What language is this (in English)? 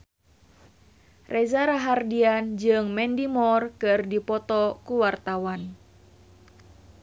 Sundanese